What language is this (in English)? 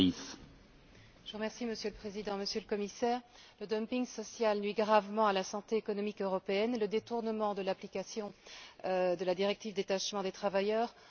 French